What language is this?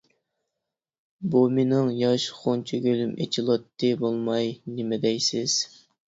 Uyghur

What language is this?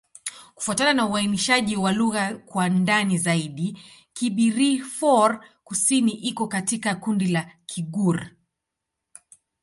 Swahili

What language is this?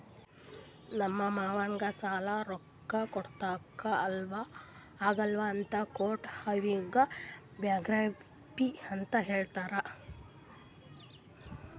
Kannada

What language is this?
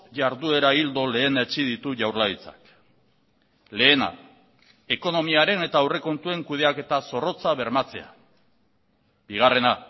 Basque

